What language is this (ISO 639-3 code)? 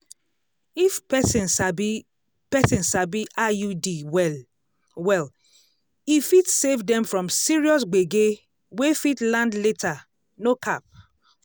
pcm